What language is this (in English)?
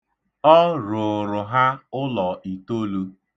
Igbo